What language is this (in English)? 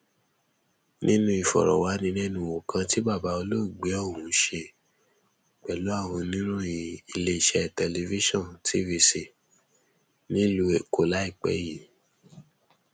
Yoruba